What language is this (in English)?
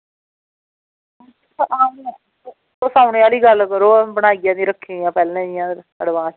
Dogri